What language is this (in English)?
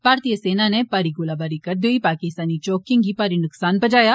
Dogri